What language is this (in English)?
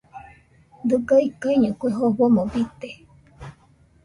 Nüpode Huitoto